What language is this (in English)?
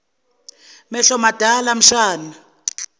Zulu